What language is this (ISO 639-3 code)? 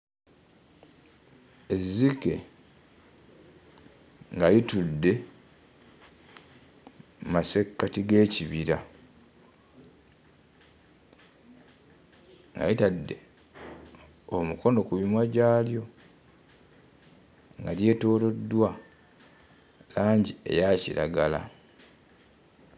lug